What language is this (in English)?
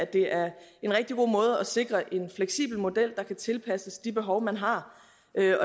Danish